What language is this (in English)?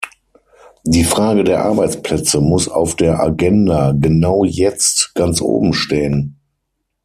German